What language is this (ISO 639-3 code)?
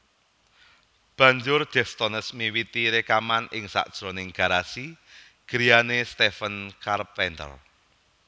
jav